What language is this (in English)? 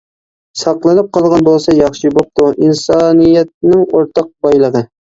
Uyghur